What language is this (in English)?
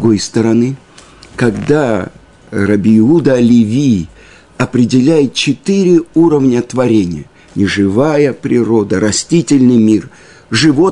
Russian